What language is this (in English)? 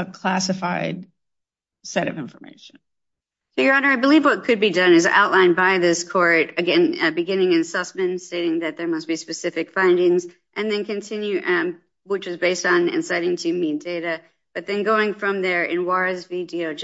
English